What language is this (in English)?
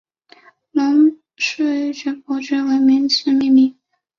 Chinese